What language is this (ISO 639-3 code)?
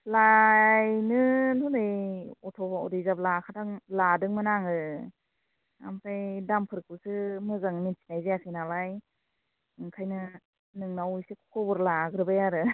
brx